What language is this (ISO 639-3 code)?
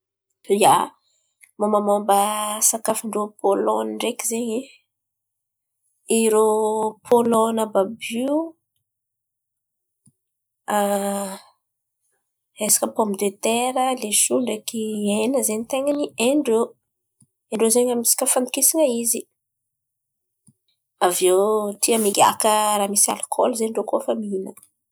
xmv